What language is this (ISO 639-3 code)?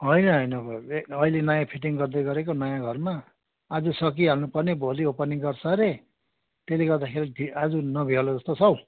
nep